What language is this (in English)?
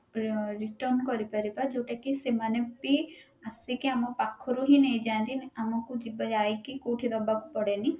Odia